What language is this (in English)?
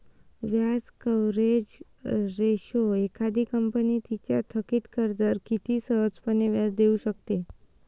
Marathi